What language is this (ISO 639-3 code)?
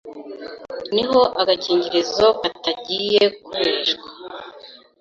kin